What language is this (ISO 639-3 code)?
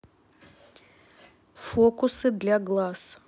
rus